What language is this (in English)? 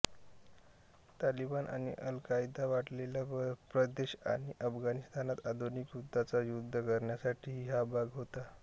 Marathi